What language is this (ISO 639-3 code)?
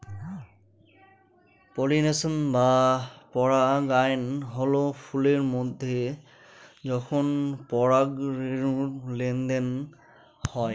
ben